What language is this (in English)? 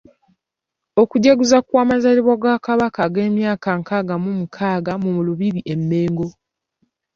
Ganda